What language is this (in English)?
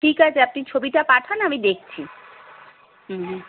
Bangla